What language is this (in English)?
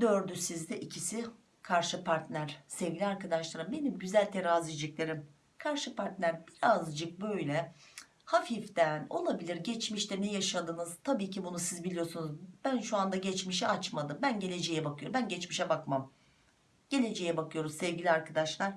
Turkish